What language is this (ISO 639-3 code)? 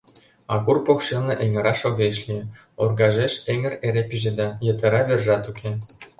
chm